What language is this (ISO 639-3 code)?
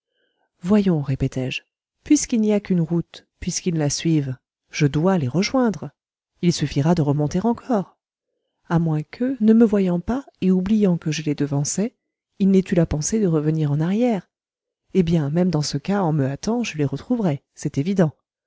fra